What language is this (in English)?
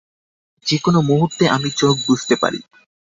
Bangla